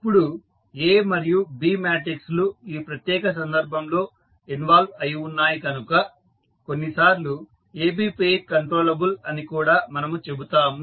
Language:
Telugu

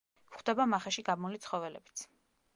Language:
Georgian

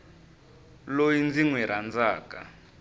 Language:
Tsonga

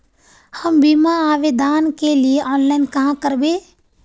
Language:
Magahi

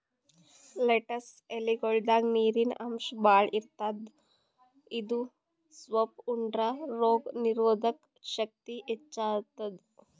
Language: Kannada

